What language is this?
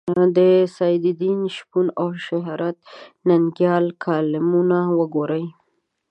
Pashto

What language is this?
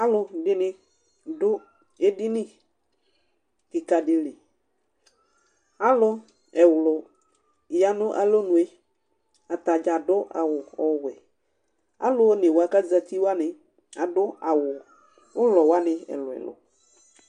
Ikposo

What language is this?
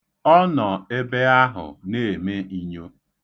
Igbo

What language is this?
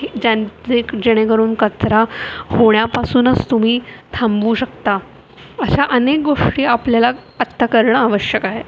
Marathi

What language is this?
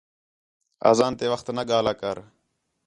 Khetrani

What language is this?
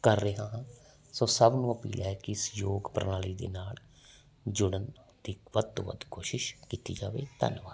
Punjabi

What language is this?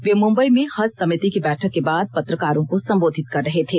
Hindi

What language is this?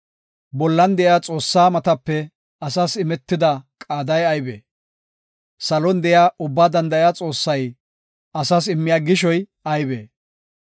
Gofa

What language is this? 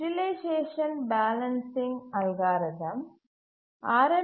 Tamil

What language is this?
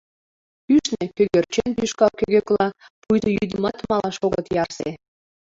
Mari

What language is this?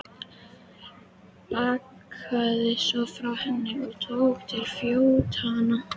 Icelandic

